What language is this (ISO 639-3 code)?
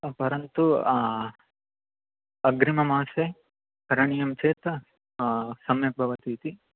san